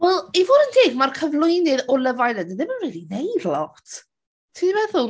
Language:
Welsh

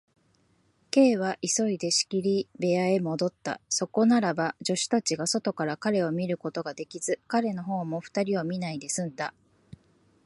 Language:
Japanese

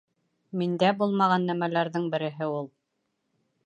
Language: Bashkir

